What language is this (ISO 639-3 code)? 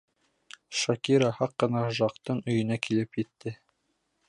bak